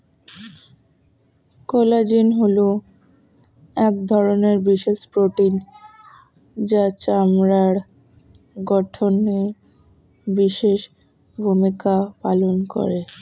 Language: Bangla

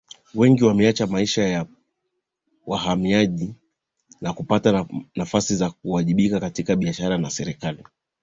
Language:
Swahili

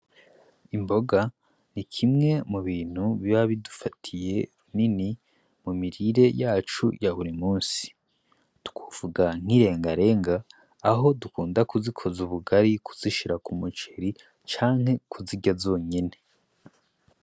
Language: Rundi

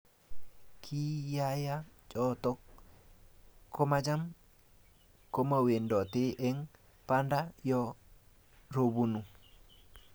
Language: Kalenjin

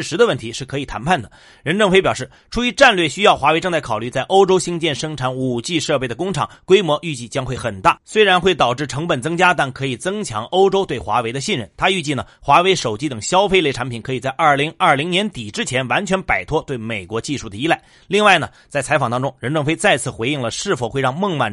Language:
Chinese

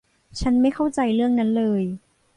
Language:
Thai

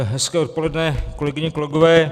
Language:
Czech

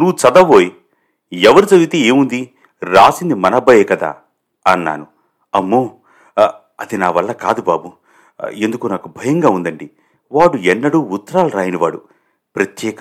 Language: Telugu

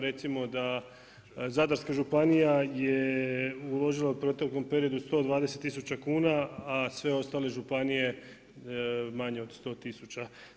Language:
Croatian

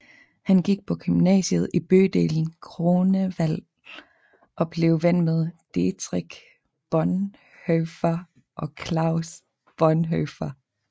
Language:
Danish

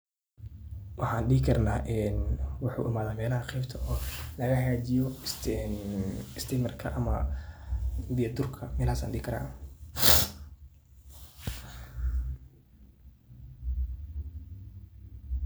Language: Somali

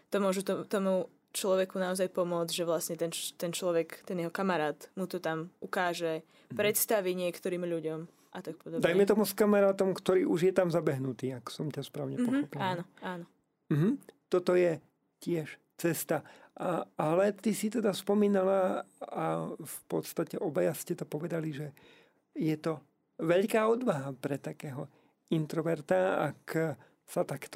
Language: Slovak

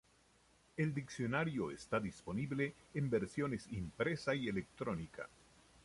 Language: Spanish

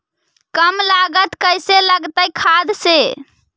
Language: Magahi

